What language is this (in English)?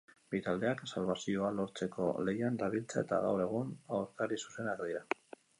Basque